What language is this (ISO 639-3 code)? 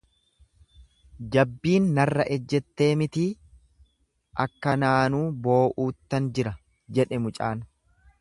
orm